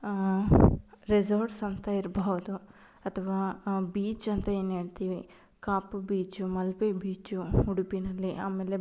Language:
Kannada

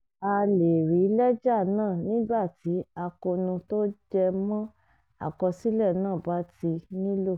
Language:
Yoruba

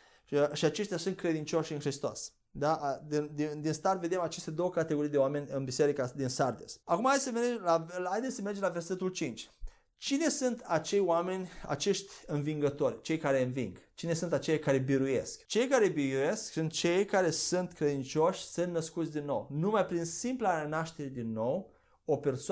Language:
Romanian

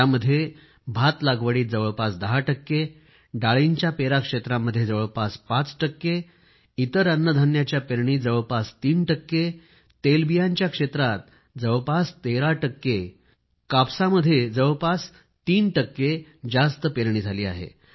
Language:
Marathi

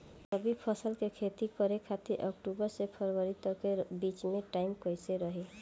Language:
Bhojpuri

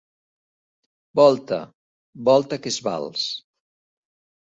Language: Catalan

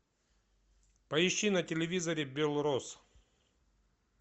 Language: Russian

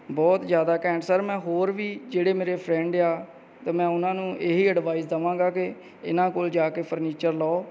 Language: Punjabi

